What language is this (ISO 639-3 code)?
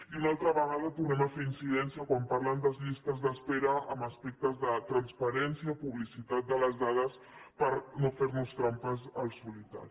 cat